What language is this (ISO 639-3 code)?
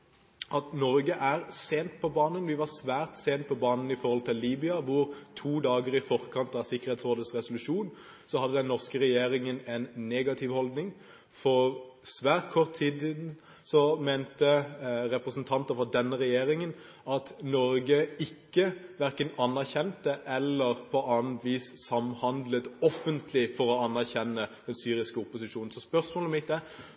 nob